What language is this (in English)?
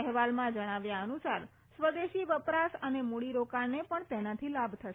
Gujarati